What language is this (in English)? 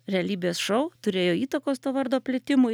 Lithuanian